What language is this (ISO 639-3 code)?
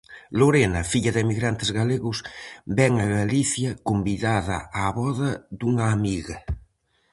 glg